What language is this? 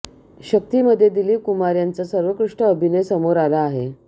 Marathi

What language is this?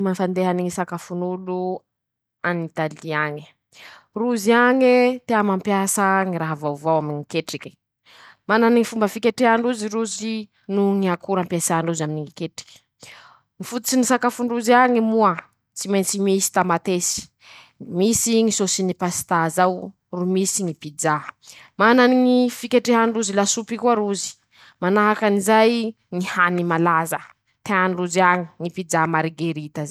Masikoro Malagasy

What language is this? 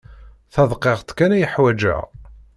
Kabyle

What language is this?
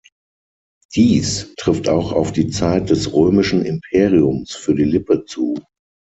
German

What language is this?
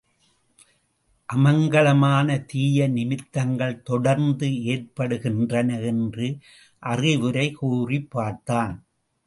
Tamil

